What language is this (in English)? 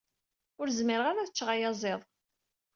Kabyle